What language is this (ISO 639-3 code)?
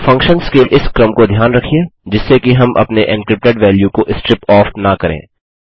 hin